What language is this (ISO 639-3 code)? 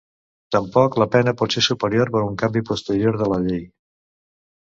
cat